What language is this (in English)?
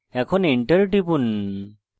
Bangla